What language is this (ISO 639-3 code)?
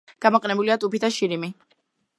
kat